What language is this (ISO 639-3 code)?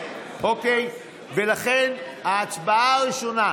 heb